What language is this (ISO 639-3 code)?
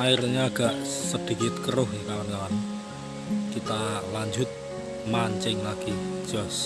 ind